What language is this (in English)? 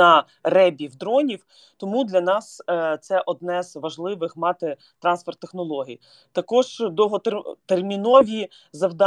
Ukrainian